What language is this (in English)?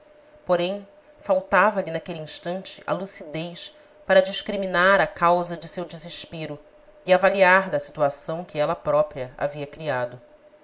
Portuguese